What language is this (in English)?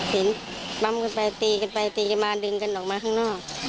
Thai